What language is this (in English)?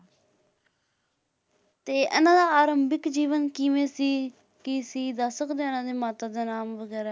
Punjabi